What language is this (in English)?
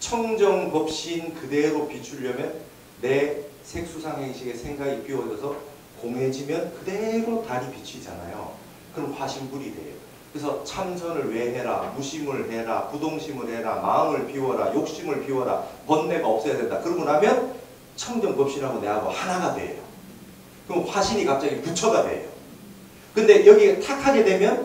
Korean